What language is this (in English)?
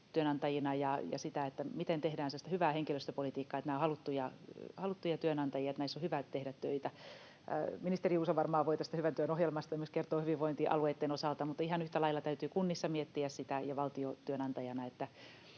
Finnish